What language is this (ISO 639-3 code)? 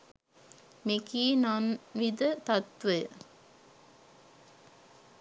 sin